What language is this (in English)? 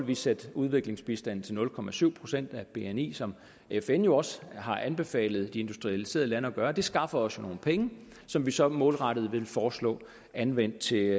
Danish